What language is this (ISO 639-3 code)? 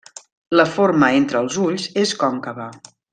cat